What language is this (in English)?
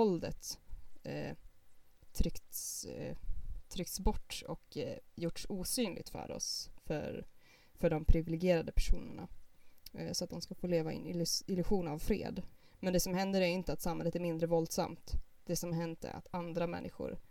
Swedish